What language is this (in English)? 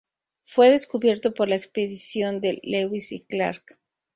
Spanish